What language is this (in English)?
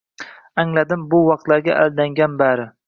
Uzbek